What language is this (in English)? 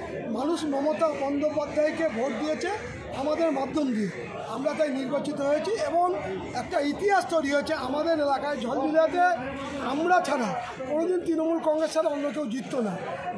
Turkish